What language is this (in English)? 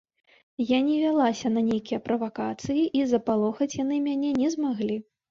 Belarusian